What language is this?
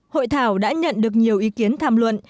Vietnamese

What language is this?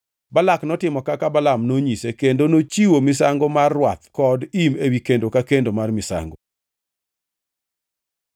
Luo (Kenya and Tanzania)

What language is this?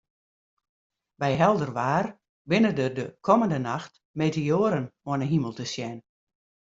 Western Frisian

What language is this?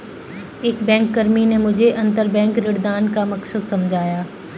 Hindi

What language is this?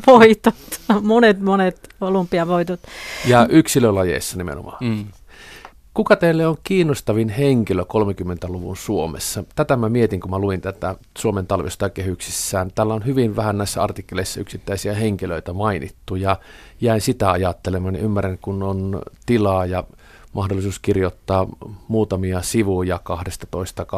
Finnish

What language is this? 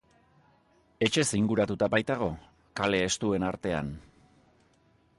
Basque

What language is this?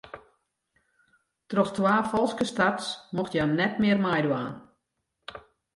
Western Frisian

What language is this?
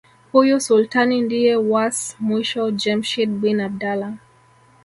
Swahili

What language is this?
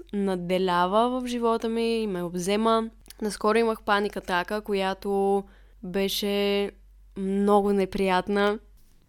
Bulgarian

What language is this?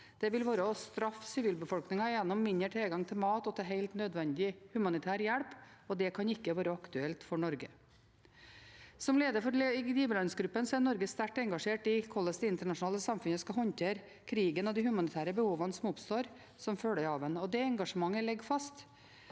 Norwegian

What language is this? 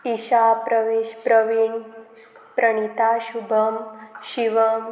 Konkani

